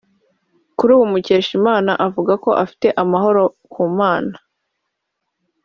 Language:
Kinyarwanda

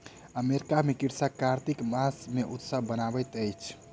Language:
Maithili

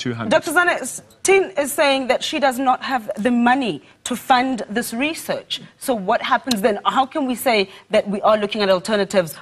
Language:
English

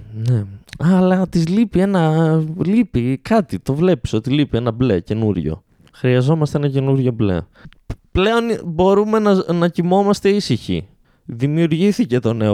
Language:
Greek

